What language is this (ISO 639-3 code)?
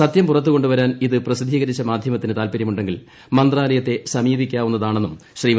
mal